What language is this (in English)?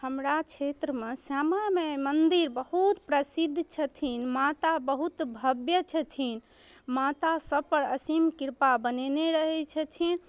Maithili